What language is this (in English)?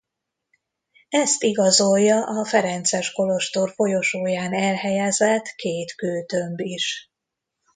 Hungarian